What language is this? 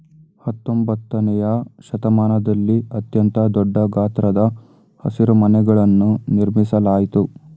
Kannada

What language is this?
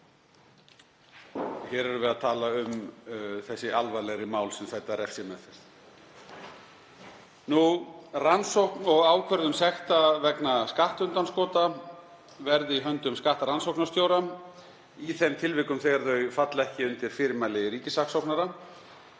Icelandic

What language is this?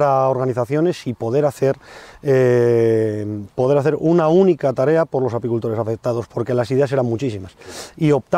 Spanish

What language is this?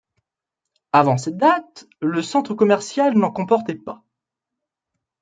French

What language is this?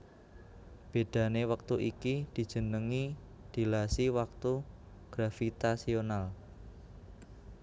Javanese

